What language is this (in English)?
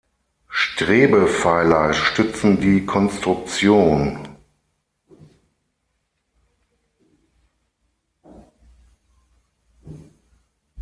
German